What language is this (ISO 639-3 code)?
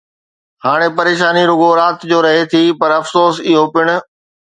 snd